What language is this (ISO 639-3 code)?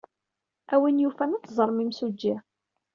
kab